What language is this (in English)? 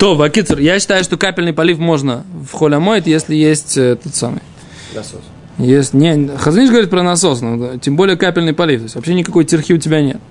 Russian